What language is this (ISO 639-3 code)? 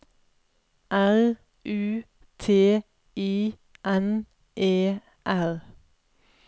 nor